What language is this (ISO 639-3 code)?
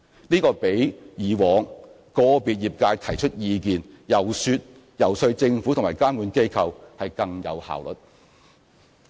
yue